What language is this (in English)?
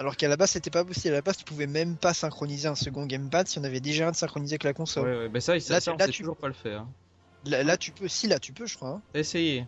French